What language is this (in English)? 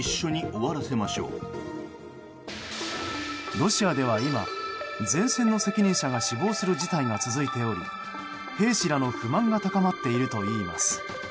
Japanese